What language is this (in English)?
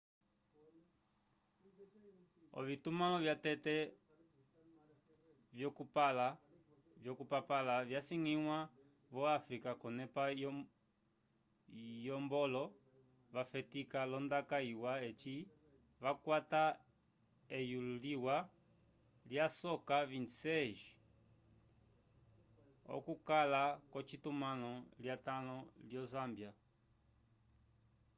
Umbundu